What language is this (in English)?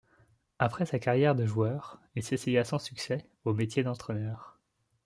French